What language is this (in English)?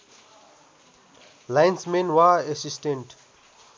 Nepali